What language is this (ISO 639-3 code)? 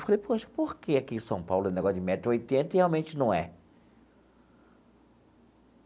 por